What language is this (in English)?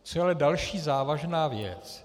Czech